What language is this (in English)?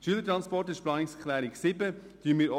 Swiss German